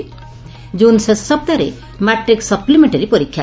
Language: Odia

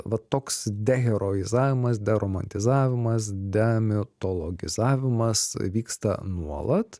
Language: Lithuanian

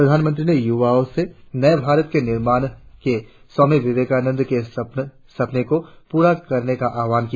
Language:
Hindi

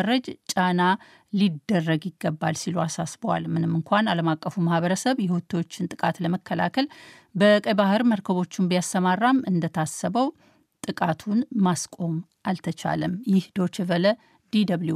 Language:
Amharic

